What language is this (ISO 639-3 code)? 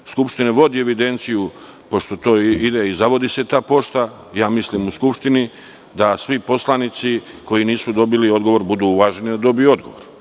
srp